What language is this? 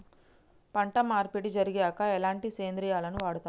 Telugu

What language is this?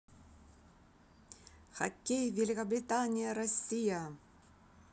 Russian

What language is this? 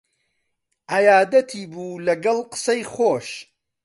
Central Kurdish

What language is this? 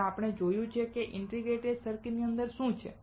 Gujarati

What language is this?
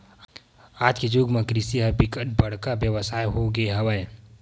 Chhattisgarhi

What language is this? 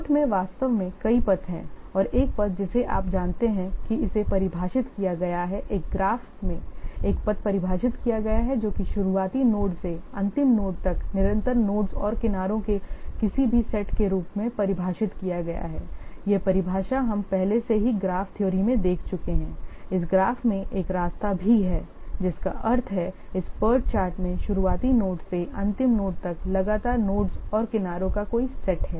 Hindi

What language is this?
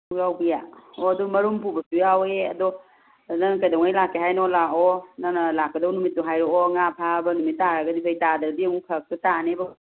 Manipuri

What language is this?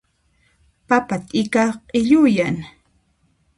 Puno Quechua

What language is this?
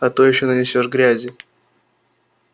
Russian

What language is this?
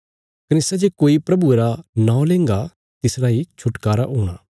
Bilaspuri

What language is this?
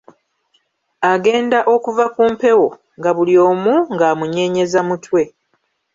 Ganda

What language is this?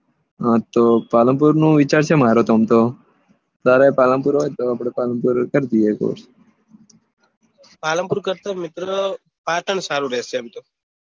Gujarati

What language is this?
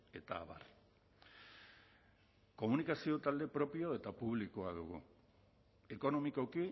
Basque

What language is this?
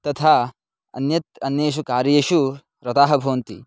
Sanskrit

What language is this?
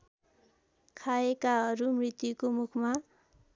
Nepali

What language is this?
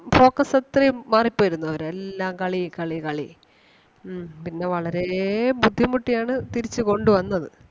Malayalam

